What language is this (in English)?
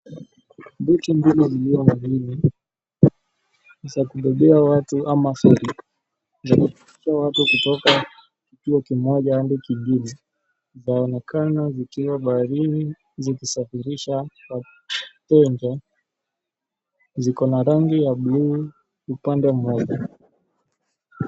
Swahili